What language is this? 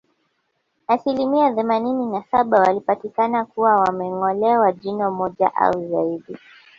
Swahili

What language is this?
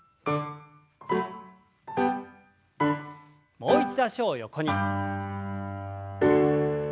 Japanese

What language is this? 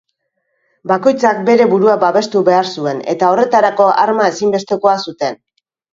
Basque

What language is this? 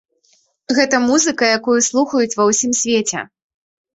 Belarusian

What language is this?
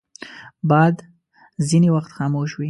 Pashto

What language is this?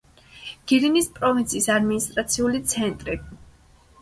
Georgian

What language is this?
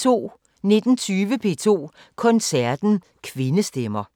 Danish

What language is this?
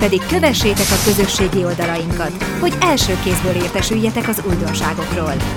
Hungarian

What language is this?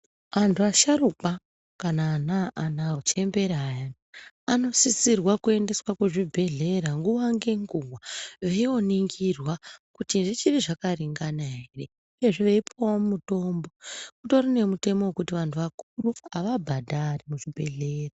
Ndau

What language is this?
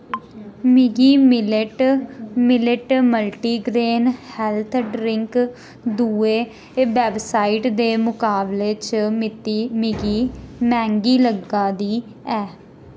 Dogri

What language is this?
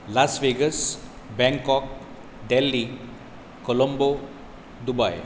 Konkani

